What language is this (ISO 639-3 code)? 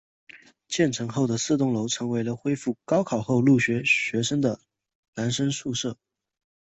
zho